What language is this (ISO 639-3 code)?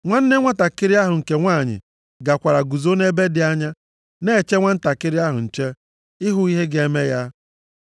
ibo